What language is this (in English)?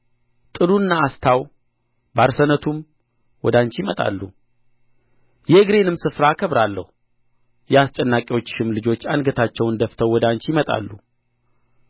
Amharic